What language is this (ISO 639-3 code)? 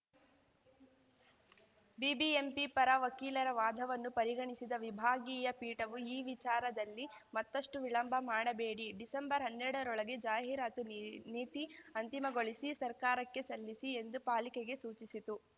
kan